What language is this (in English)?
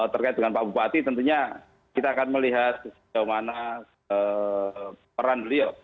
Indonesian